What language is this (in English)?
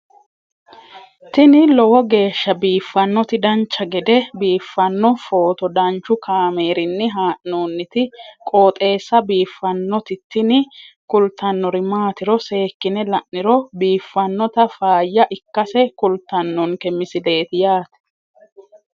Sidamo